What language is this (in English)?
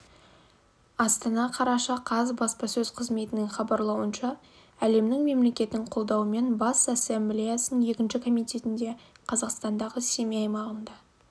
Kazakh